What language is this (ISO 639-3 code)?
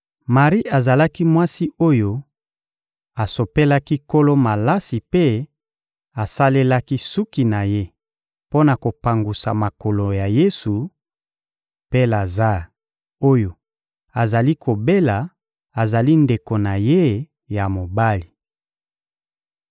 lin